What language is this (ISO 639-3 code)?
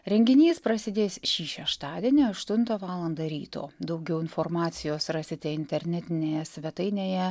lit